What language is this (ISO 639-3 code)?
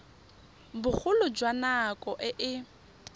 tsn